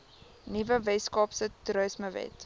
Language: Afrikaans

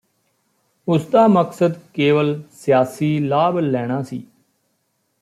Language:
Punjabi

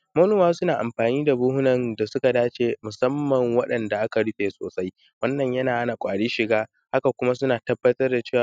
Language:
Hausa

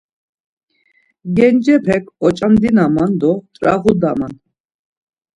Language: Laz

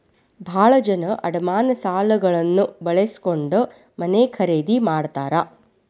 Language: Kannada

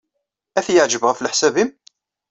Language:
Kabyle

